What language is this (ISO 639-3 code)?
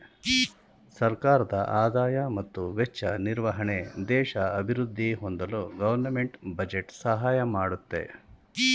kan